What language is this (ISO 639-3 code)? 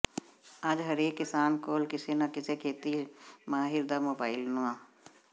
pan